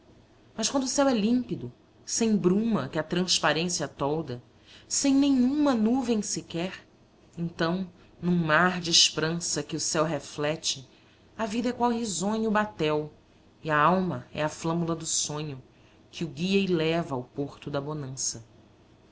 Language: Portuguese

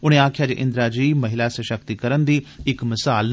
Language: Dogri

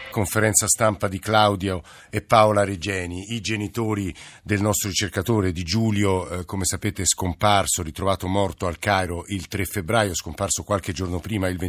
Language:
Italian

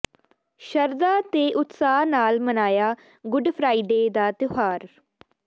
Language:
Punjabi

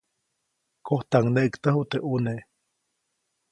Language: Copainalá Zoque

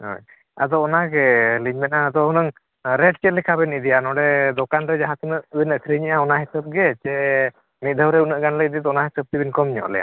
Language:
Santali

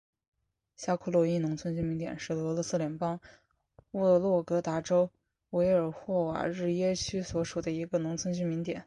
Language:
Chinese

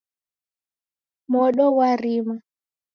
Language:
Taita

